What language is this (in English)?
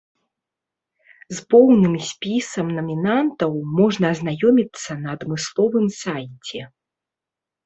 Belarusian